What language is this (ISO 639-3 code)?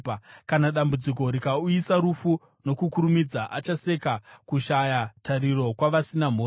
sna